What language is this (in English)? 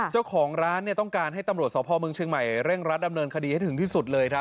Thai